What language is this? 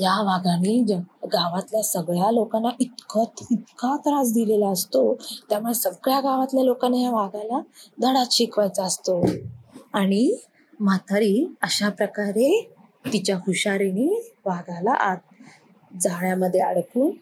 Marathi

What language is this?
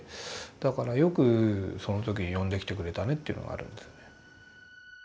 Japanese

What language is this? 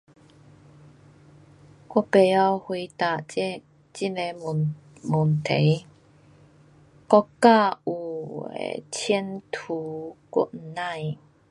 Pu-Xian Chinese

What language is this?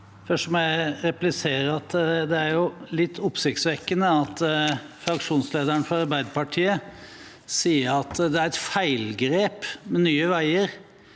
Norwegian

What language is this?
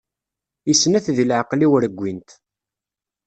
Kabyle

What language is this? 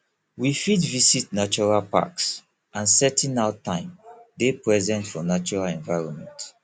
Nigerian Pidgin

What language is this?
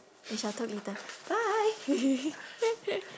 English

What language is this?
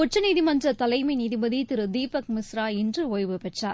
Tamil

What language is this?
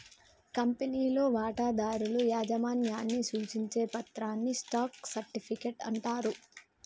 Telugu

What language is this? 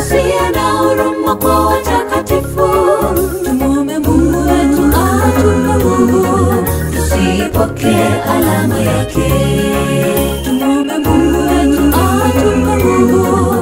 Indonesian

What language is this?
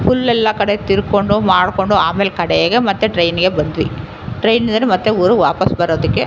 Kannada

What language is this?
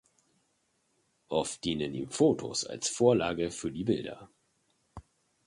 German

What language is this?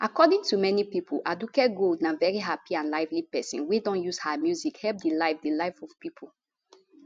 Nigerian Pidgin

